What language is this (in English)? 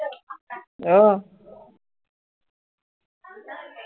Assamese